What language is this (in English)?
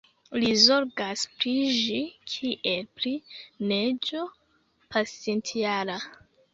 Esperanto